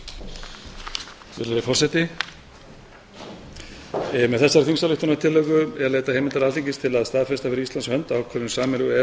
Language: Icelandic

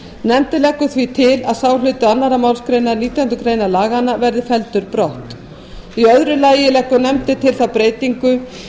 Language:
Icelandic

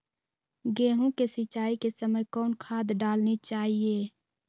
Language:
Magahi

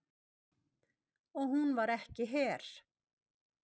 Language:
Icelandic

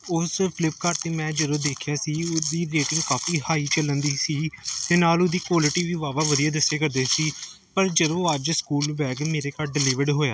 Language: Punjabi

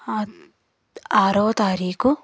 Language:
Telugu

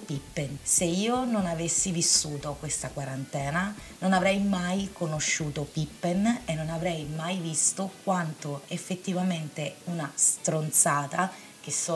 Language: Italian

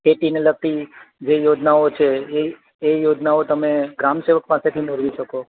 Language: Gujarati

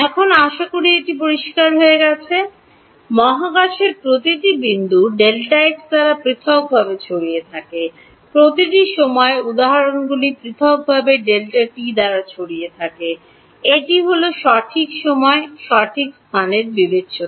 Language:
Bangla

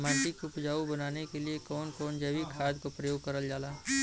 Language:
Bhojpuri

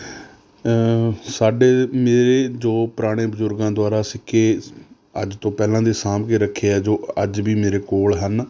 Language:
Punjabi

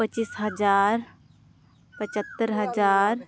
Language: Santali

